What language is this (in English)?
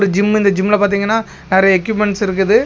Tamil